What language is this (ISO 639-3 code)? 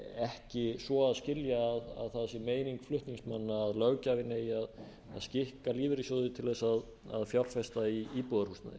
isl